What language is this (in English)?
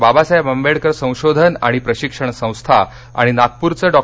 Marathi